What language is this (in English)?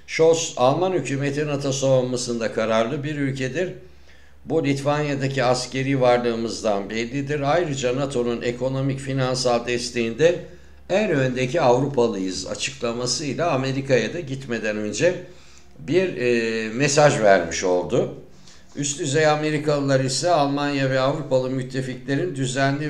Turkish